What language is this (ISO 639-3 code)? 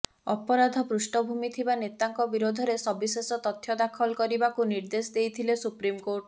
ori